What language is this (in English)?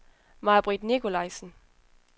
Danish